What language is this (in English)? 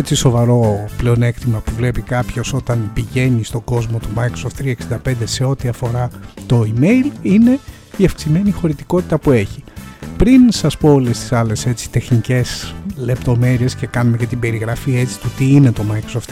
Greek